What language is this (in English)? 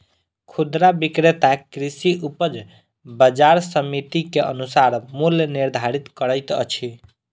Maithili